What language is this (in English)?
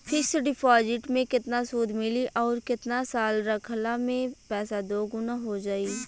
Bhojpuri